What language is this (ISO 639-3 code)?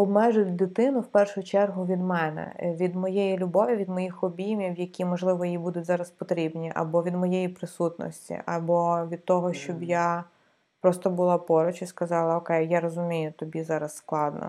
ukr